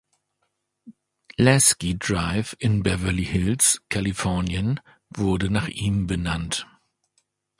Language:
German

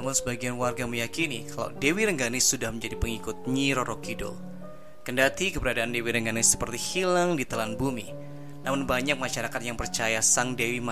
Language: Indonesian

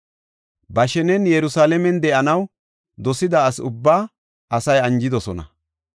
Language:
Gofa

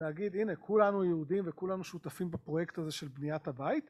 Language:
Hebrew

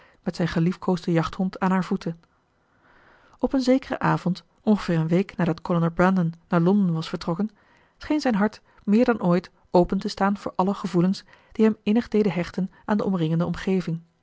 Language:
Dutch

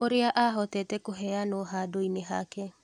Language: Kikuyu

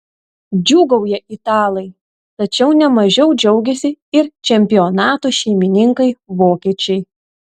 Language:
Lithuanian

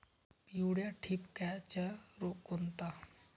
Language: Marathi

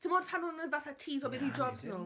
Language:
Welsh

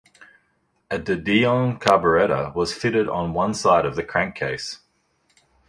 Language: English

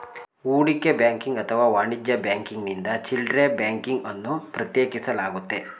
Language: Kannada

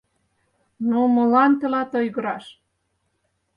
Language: Mari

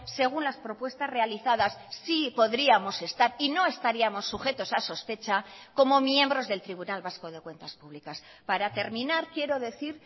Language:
Spanish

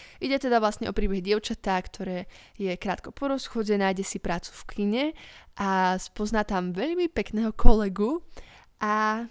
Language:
Slovak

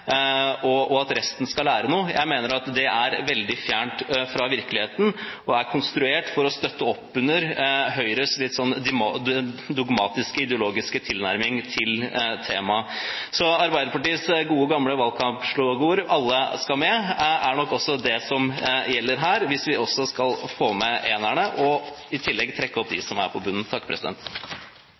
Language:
Norwegian Bokmål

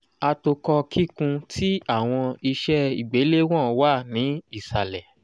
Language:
Yoruba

